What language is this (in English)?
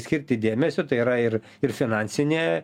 Lithuanian